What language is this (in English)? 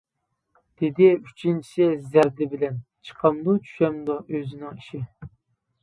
Uyghur